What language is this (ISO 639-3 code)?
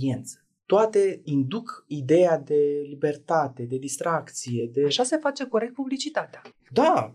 ron